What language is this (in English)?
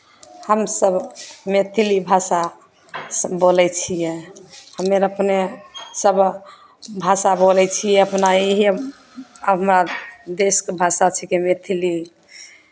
Maithili